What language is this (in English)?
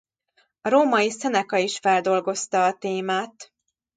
Hungarian